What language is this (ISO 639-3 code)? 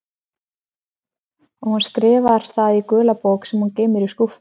isl